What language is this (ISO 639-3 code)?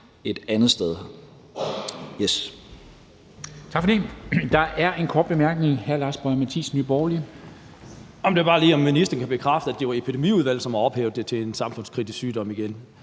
dan